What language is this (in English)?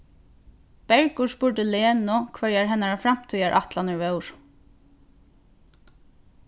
Faroese